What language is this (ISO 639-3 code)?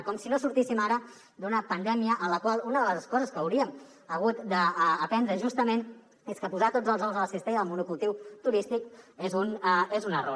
cat